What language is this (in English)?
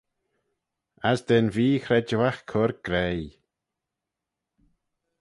Manx